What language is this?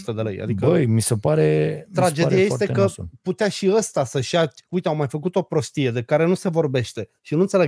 Romanian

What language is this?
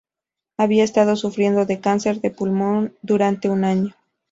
Spanish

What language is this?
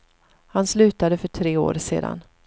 Swedish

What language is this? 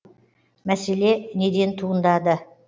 Kazakh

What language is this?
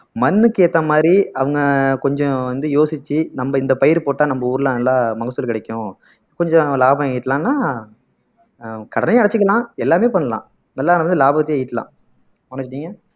Tamil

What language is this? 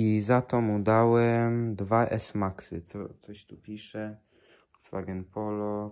Polish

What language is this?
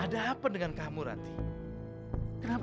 Indonesian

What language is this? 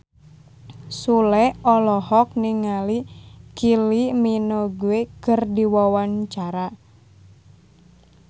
Sundanese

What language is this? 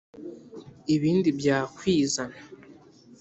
Kinyarwanda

